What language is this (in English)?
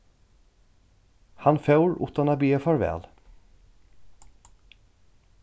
Faroese